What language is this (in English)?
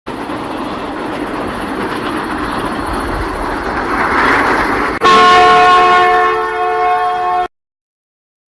Russian